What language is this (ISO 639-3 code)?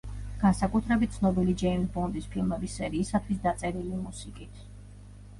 kat